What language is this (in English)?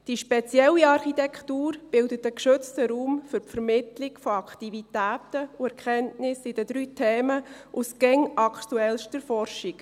Swiss German